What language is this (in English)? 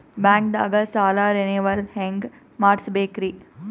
Kannada